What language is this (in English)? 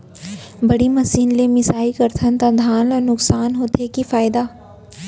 Chhattisgarhi